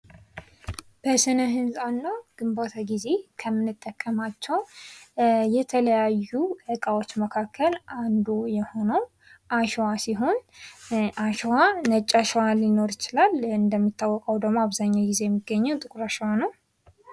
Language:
Amharic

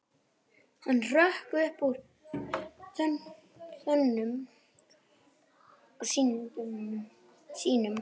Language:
Icelandic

